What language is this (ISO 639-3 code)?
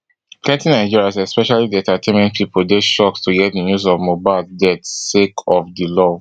pcm